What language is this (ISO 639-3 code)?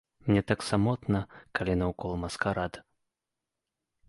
bel